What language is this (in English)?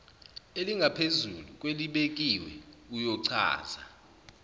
Zulu